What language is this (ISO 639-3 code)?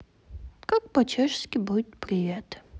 rus